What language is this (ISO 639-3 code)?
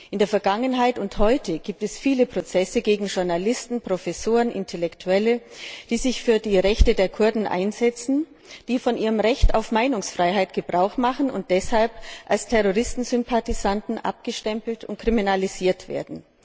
deu